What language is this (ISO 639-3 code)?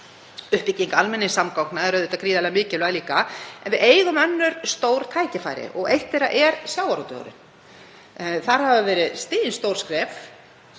isl